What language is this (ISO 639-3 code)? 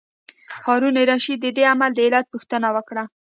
pus